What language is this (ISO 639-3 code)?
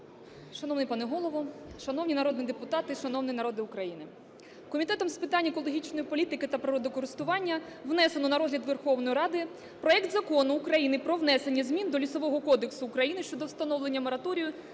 ukr